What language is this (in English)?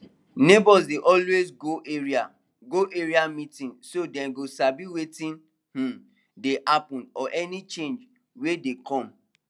Nigerian Pidgin